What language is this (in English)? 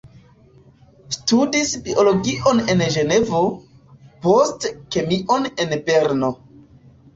Esperanto